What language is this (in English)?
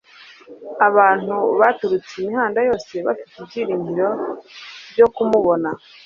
Kinyarwanda